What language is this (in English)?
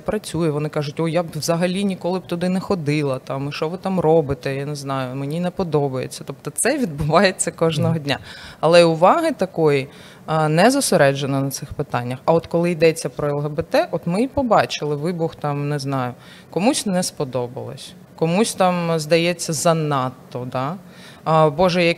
Ukrainian